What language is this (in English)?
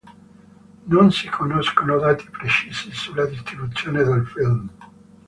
Italian